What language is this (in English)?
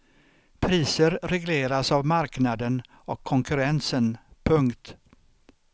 Swedish